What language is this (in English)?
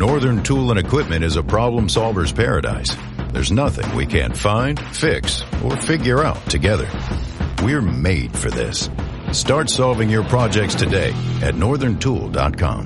English